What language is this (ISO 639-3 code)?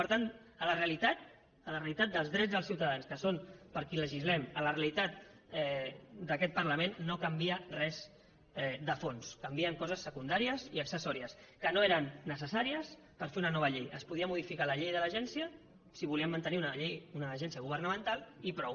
cat